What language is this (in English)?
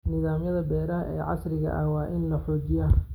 Somali